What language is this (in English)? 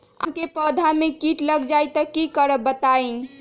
Magahi